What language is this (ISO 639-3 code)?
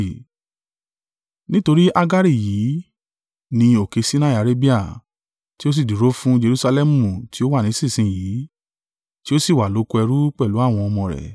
yor